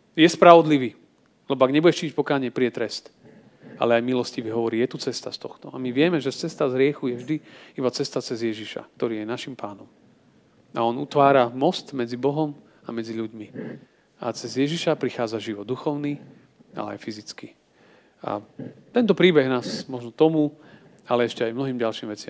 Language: Slovak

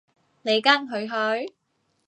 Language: Cantonese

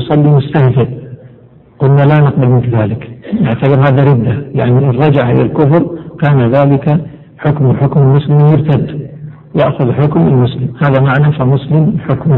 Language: Arabic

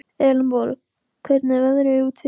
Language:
Icelandic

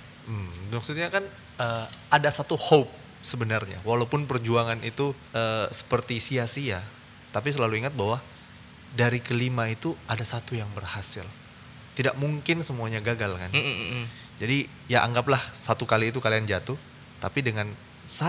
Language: Indonesian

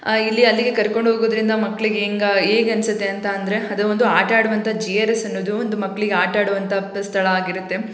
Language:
Kannada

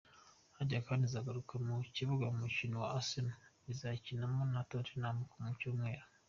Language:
Kinyarwanda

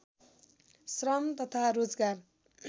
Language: Nepali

